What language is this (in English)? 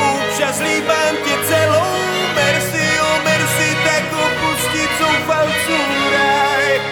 Slovak